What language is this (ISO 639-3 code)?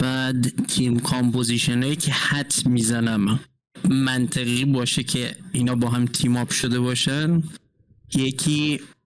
fas